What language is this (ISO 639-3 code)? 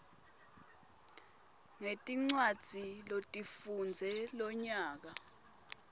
ssw